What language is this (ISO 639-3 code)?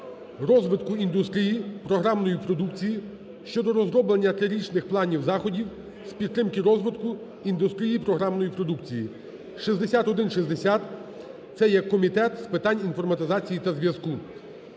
ukr